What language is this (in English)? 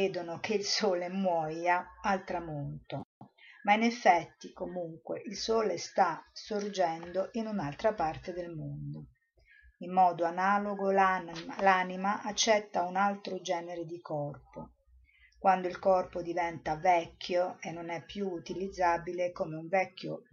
Italian